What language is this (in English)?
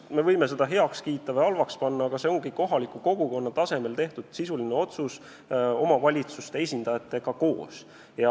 Estonian